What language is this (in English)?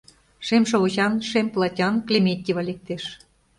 Mari